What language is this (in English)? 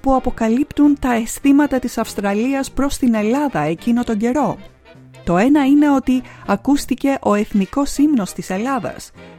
Greek